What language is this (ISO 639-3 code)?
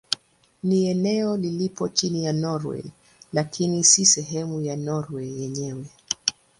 swa